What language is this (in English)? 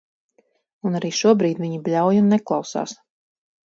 Latvian